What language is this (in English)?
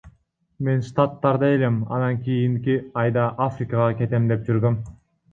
Kyrgyz